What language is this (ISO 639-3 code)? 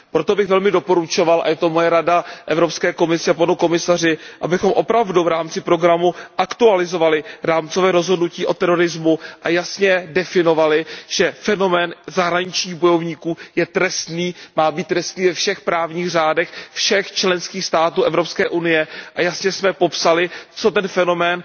ces